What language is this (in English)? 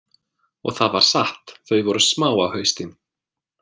Icelandic